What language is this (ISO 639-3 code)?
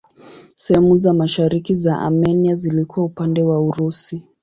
swa